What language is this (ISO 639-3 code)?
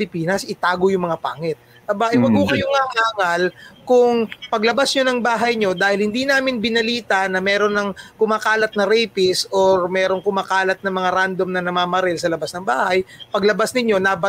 fil